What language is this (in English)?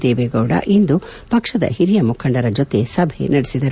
Kannada